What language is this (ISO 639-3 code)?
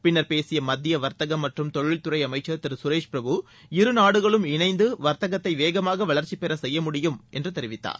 tam